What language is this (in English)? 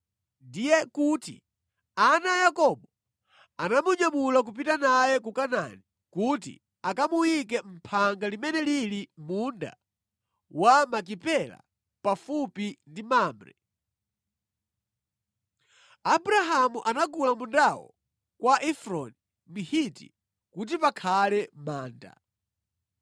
Nyanja